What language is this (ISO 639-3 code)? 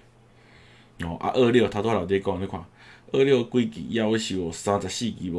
zho